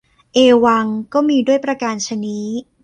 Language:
Thai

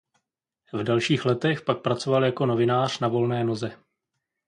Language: Czech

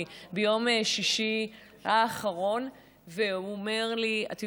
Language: Hebrew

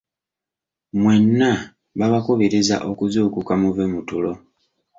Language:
Ganda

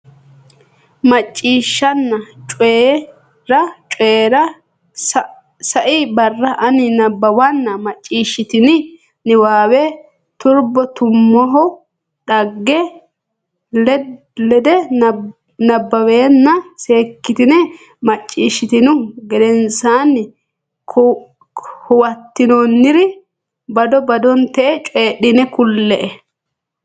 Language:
Sidamo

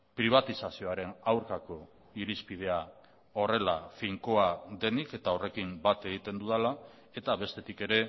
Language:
Basque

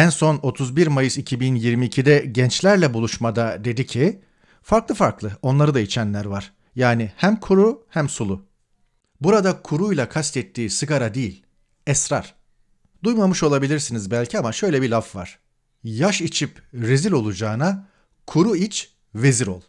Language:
Turkish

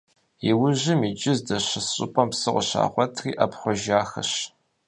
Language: Kabardian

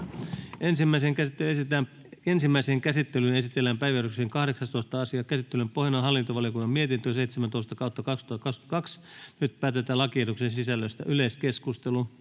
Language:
Finnish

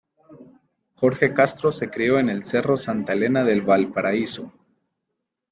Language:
Spanish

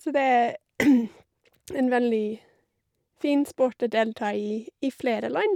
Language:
Norwegian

